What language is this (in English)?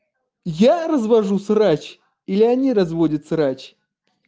Russian